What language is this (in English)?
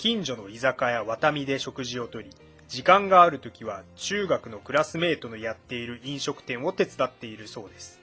Japanese